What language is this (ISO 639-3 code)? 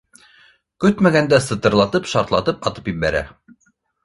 bak